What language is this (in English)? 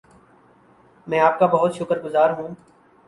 Urdu